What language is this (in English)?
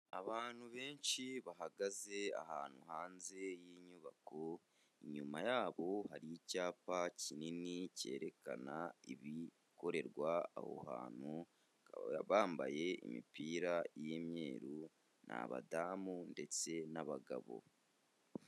Kinyarwanda